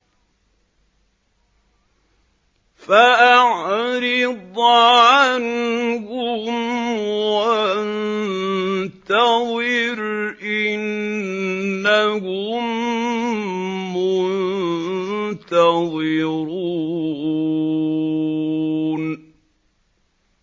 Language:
Arabic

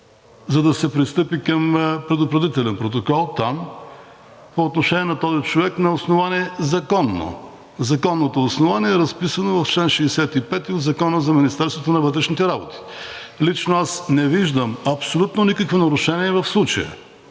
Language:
Bulgarian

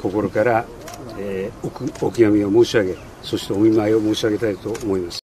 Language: Japanese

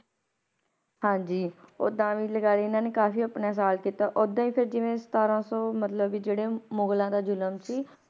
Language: Punjabi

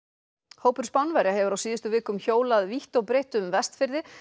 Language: Icelandic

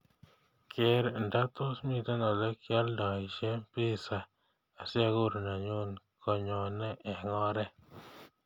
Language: Kalenjin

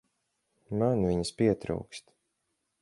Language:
Latvian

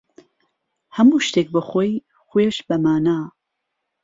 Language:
Central Kurdish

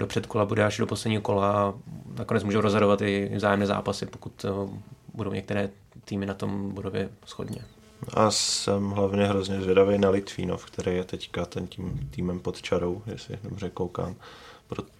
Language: Czech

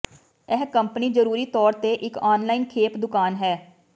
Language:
Punjabi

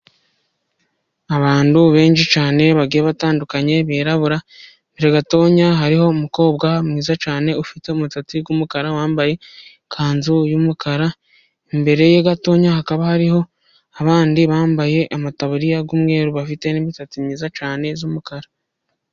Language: Kinyarwanda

